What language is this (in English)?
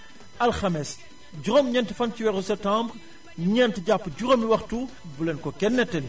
Wolof